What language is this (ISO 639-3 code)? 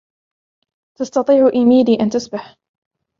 ara